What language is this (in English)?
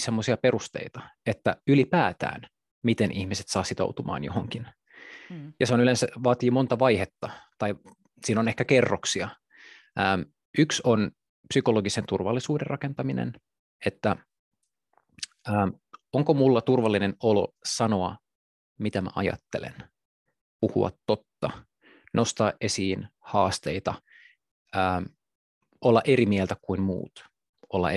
Finnish